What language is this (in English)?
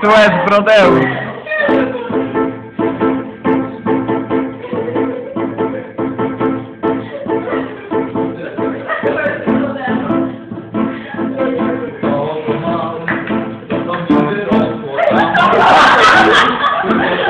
Polish